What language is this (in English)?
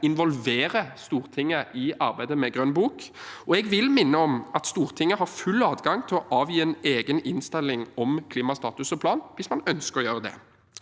Norwegian